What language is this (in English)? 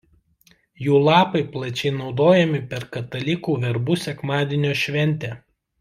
Lithuanian